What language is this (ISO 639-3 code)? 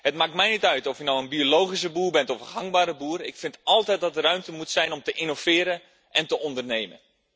nld